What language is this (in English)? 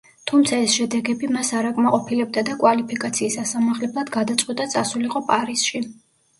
Georgian